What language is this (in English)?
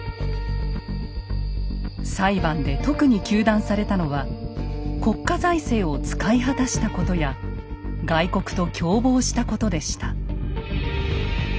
Japanese